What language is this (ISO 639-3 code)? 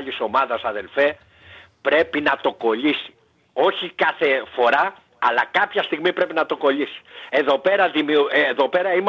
ell